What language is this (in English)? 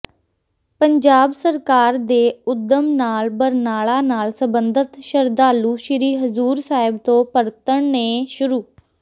Punjabi